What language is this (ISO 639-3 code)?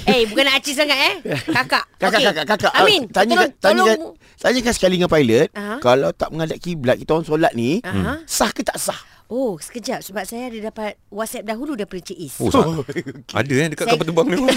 msa